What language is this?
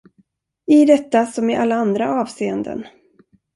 Swedish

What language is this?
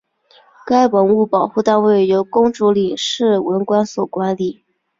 Chinese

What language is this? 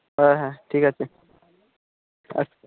Bangla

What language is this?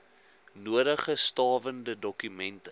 Afrikaans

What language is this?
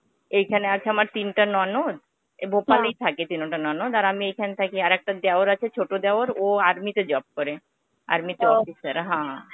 Bangla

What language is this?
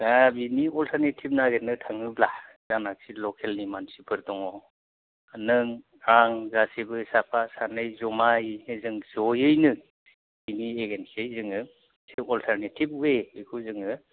Bodo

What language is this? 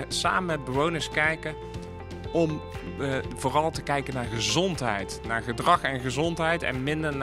Dutch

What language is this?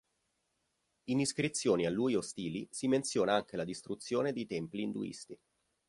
Italian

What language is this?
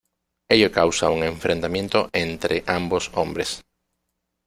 Spanish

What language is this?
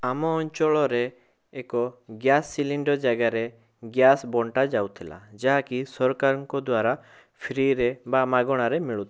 Odia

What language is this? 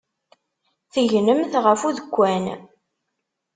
Kabyle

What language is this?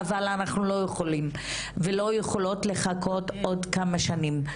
Hebrew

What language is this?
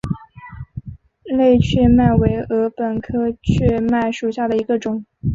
Chinese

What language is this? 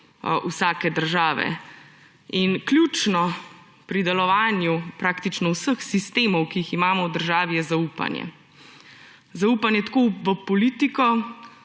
Slovenian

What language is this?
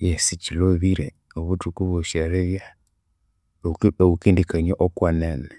Konzo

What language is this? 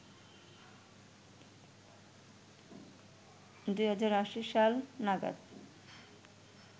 Bangla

